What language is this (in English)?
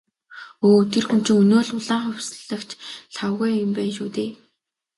Mongolian